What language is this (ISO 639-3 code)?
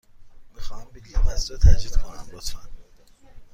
fas